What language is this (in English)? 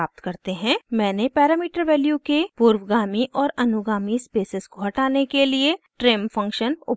Hindi